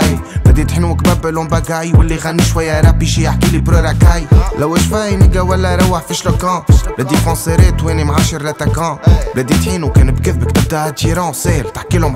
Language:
Arabic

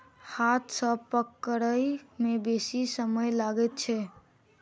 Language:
Maithili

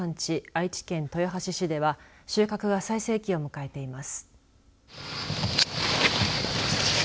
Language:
Japanese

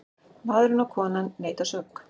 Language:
Icelandic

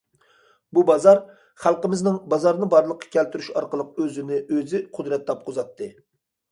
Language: Uyghur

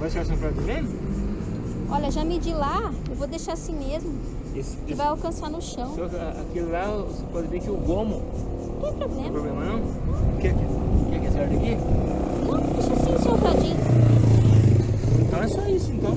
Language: Portuguese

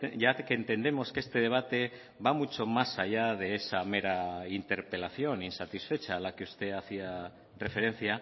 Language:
Spanish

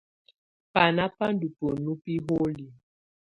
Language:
Tunen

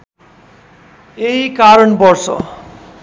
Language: Nepali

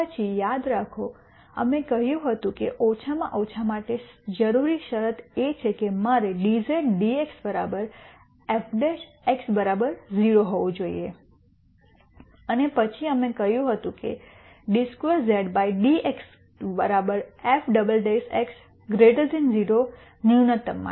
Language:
Gujarati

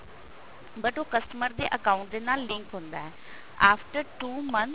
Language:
Punjabi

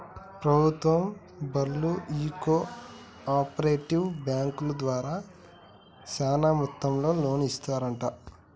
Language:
Telugu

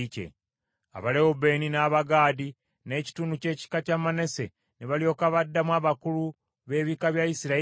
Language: Ganda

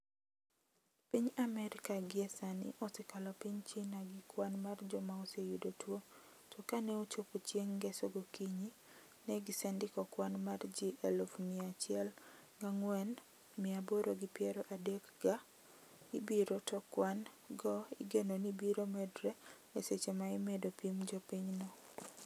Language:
Luo (Kenya and Tanzania)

